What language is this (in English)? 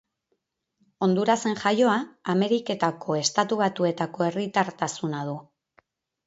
Basque